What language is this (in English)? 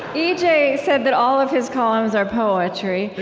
English